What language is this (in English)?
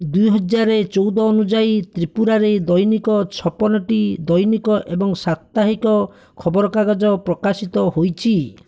Odia